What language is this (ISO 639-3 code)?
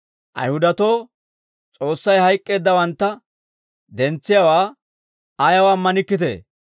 dwr